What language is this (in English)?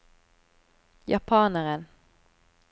Norwegian